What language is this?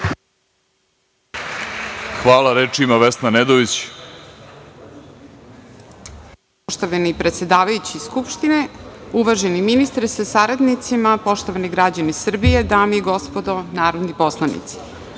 Serbian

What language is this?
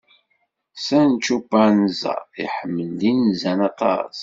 Kabyle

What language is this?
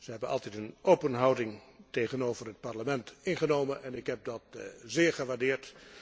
Dutch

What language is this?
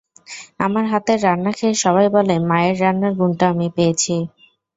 Bangla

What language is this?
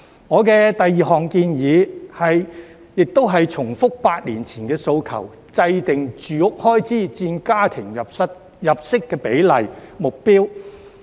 Cantonese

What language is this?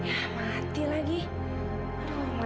Indonesian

